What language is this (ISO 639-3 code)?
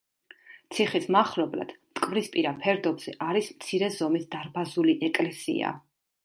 kat